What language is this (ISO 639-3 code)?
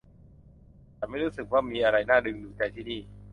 tha